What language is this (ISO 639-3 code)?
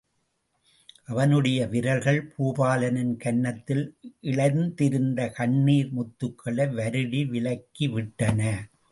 tam